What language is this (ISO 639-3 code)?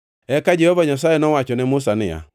luo